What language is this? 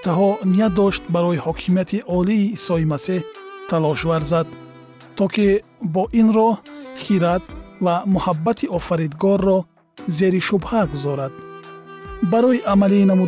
Persian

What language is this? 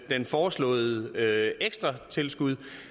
Danish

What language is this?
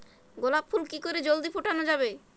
Bangla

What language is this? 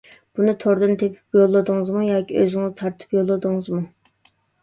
Uyghur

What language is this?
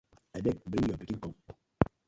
Nigerian Pidgin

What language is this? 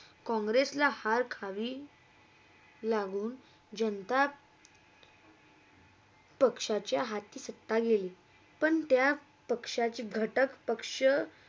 Marathi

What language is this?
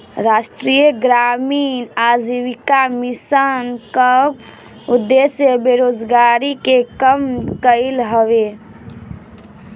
Bhojpuri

